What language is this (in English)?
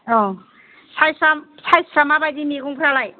Bodo